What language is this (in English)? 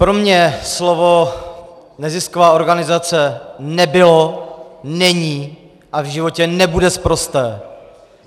Czech